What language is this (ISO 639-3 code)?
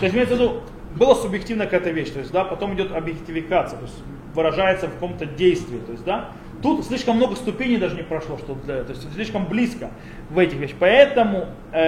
rus